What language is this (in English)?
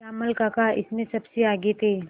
Hindi